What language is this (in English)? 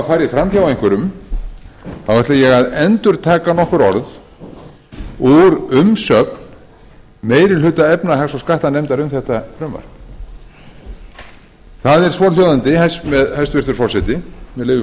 Icelandic